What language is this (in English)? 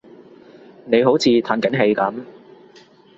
Cantonese